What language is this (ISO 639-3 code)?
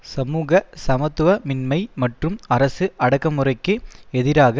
tam